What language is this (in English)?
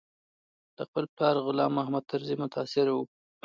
Pashto